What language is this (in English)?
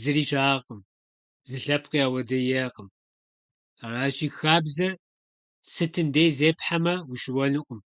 Kabardian